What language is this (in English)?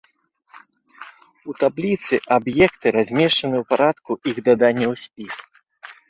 Belarusian